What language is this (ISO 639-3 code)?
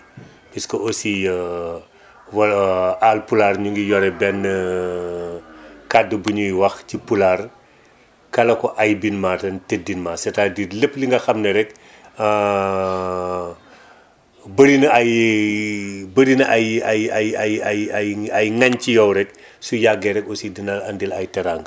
wol